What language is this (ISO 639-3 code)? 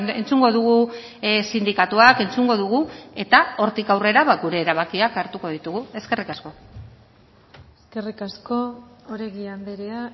eus